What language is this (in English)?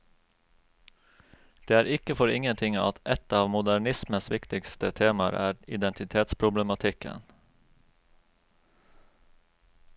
Norwegian